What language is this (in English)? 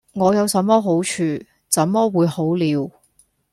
Cantonese